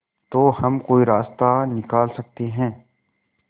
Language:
Hindi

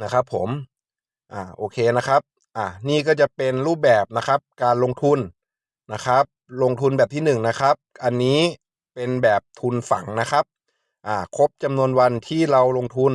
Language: Thai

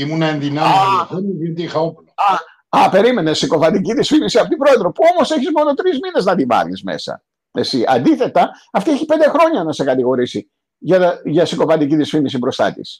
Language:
Greek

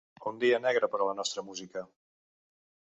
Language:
Catalan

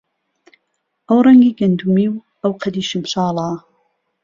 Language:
Central Kurdish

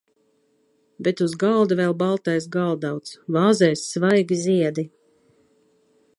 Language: Latvian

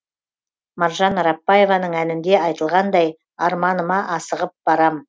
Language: Kazakh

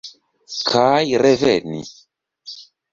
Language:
Esperanto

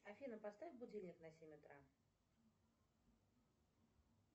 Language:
Russian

